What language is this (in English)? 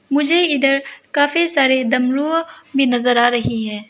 Hindi